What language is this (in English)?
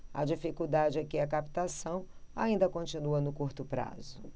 Portuguese